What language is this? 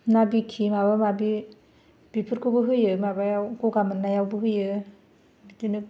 Bodo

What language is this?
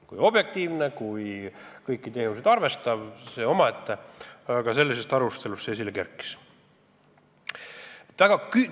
Estonian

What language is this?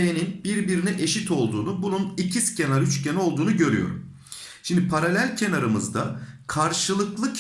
Turkish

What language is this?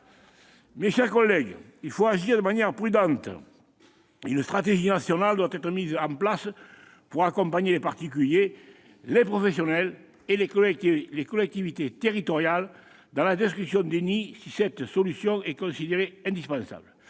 French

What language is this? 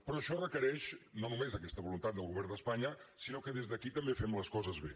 Catalan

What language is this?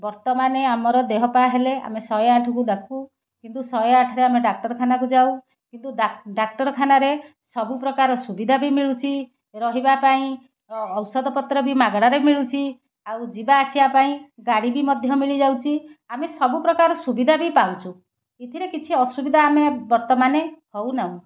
Odia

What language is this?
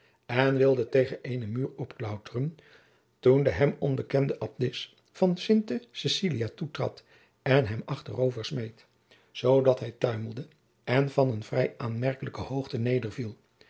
Dutch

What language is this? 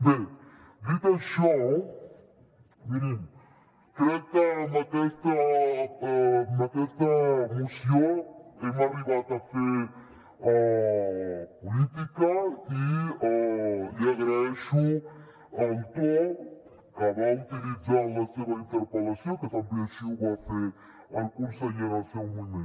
Catalan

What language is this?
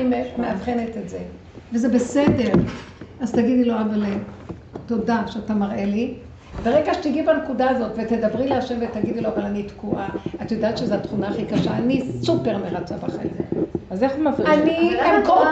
Hebrew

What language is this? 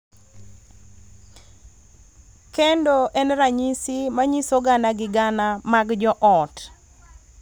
Luo (Kenya and Tanzania)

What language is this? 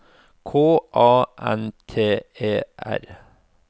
Norwegian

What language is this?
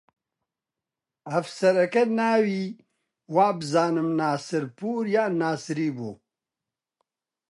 Central Kurdish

